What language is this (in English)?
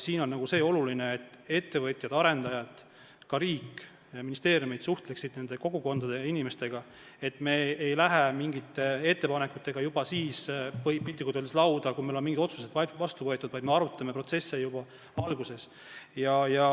Estonian